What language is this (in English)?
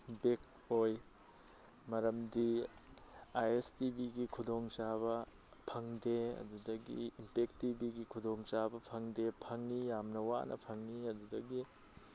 Manipuri